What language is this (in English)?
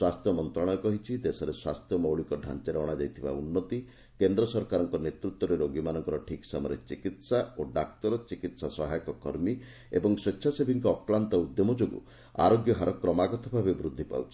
Odia